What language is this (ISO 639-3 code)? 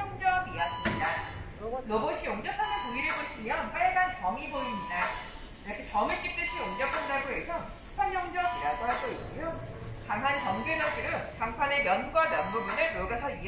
kor